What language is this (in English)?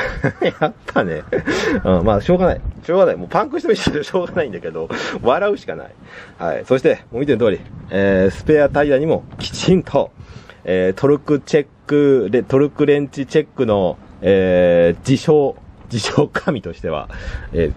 Japanese